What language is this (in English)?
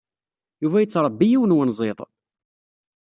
Kabyle